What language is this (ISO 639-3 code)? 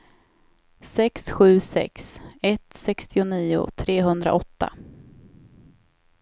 swe